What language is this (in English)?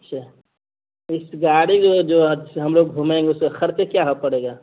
Urdu